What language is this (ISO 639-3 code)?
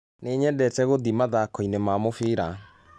kik